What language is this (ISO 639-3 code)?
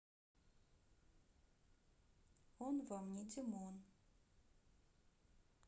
rus